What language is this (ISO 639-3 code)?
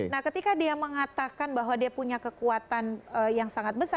ind